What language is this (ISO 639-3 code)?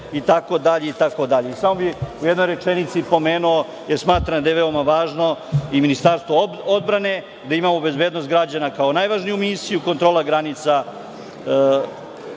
srp